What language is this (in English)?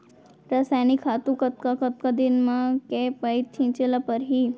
Chhattisgarhi